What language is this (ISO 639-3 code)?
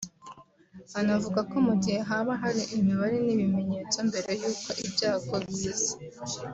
kin